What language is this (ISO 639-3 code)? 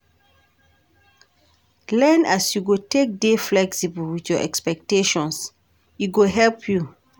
pcm